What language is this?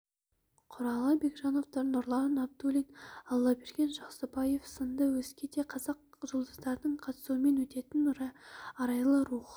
Kazakh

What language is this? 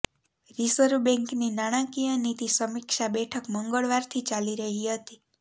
Gujarati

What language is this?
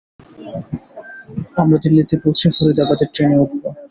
Bangla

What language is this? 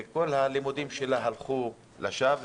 Hebrew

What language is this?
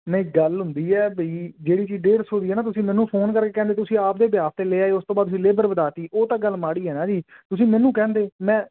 Punjabi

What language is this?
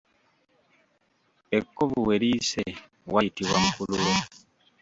Ganda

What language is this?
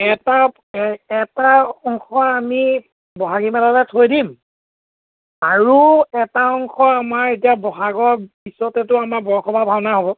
Assamese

